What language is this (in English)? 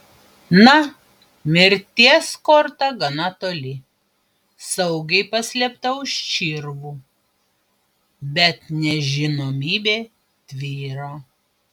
Lithuanian